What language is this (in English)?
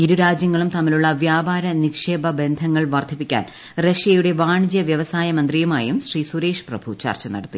Malayalam